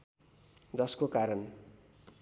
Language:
Nepali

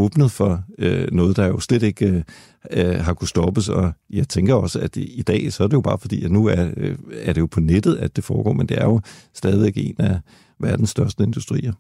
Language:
Danish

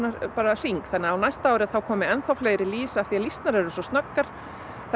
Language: Icelandic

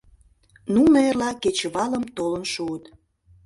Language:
Mari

